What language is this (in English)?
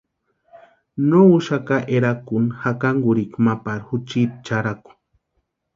Western Highland Purepecha